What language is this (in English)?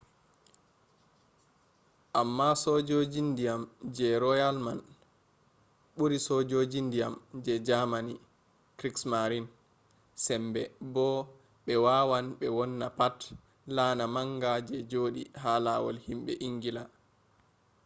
Fula